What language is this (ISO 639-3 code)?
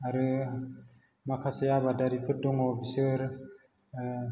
brx